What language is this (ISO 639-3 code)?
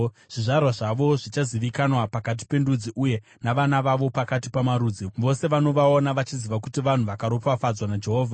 sna